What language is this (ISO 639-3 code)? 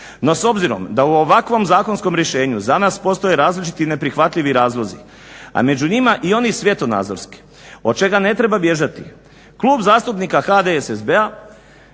hrv